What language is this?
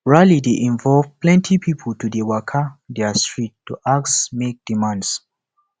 Nigerian Pidgin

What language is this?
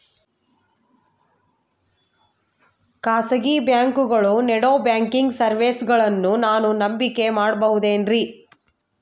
Kannada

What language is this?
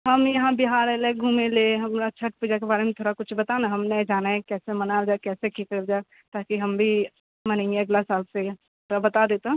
Maithili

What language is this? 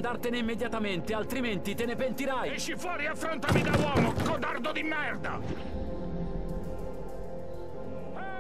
Italian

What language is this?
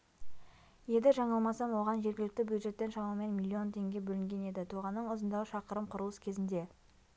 Kazakh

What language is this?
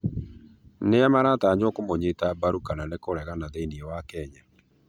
Kikuyu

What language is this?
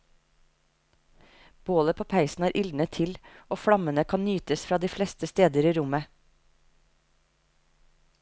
Norwegian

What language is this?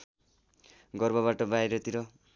Nepali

